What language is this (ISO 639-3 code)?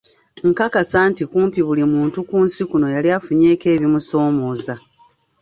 lug